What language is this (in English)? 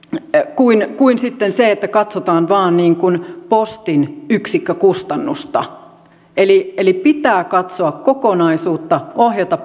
Finnish